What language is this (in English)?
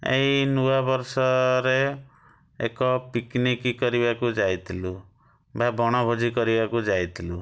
Odia